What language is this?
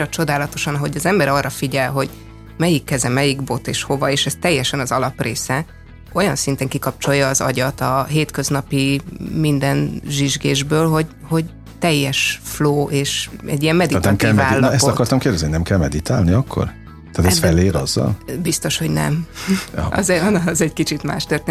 Hungarian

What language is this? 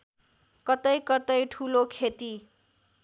Nepali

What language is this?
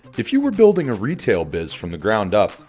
English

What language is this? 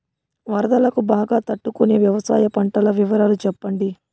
Telugu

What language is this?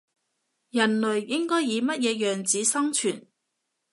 Cantonese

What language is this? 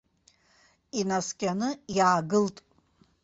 Abkhazian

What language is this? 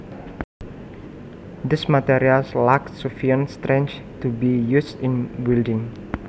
Javanese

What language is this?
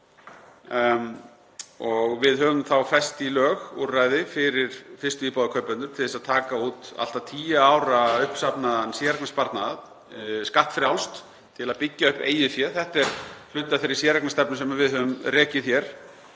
Icelandic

